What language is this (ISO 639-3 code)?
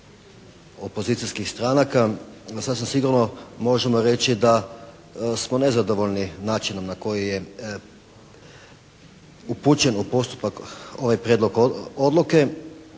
hrv